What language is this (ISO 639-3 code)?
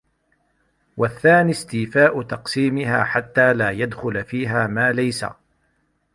ara